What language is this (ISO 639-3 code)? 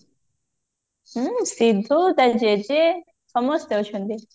ori